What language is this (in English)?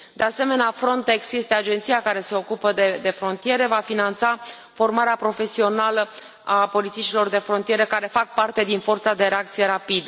Romanian